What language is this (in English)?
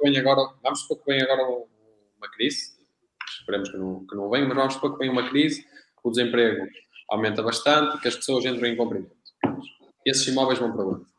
Portuguese